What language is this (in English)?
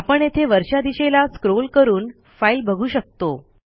Marathi